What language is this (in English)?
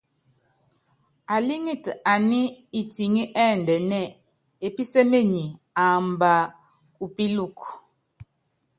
Yangben